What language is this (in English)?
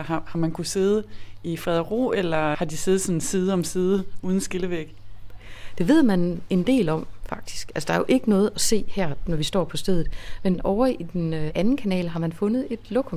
Danish